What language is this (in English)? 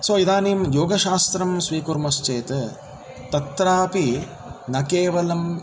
Sanskrit